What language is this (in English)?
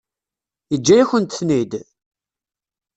Kabyle